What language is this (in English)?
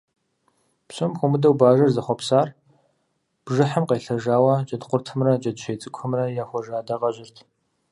Kabardian